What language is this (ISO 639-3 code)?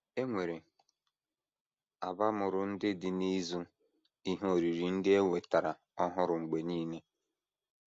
ibo